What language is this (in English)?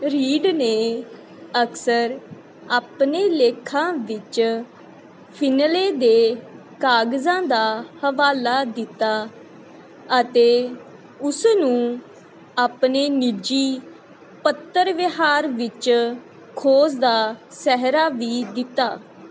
Punjabi